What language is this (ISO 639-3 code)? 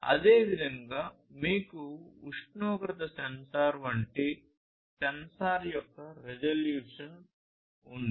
tel